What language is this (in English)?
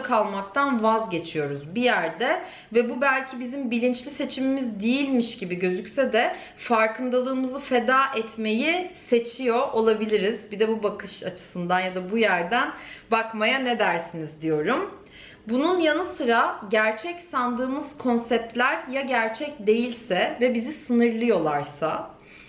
Turkish